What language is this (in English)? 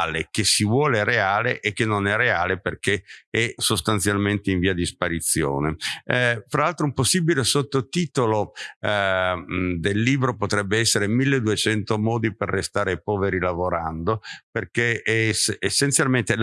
Italian